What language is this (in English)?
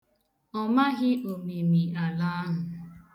Igbo